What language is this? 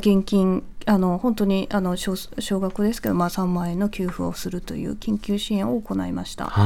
Japanese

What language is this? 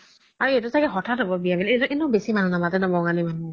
Assamese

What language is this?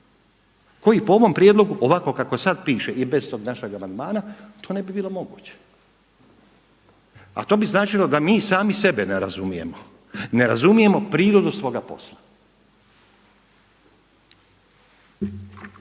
Croatian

